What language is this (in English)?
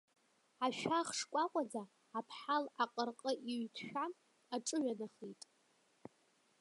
Abkhazian